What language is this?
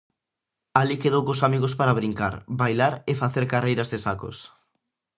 Galician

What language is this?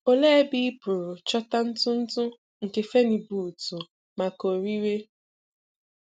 Igbo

